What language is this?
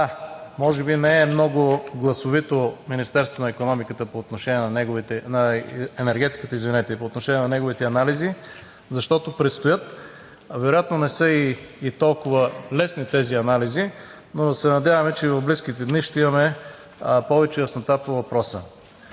Bulgarian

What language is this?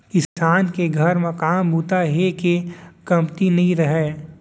Chhattisgarhi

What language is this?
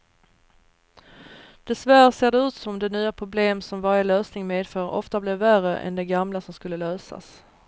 Swedish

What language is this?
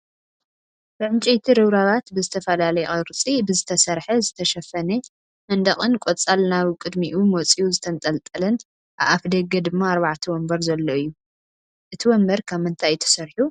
Tigrinya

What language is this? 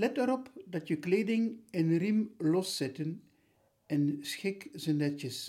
Dutch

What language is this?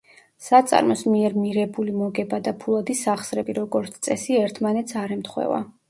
Georgian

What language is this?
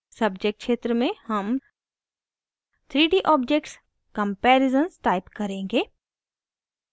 Hindi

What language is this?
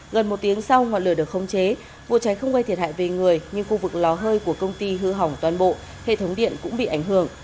Vietnamese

